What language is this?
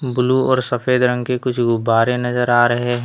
Hindi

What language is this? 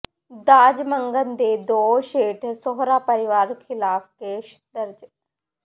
Punjabi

